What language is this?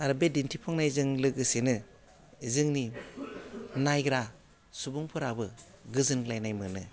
Bodo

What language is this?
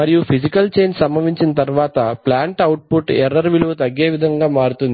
Telugu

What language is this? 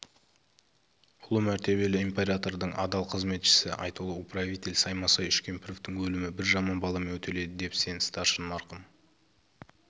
Kazakh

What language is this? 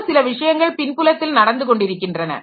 Tamil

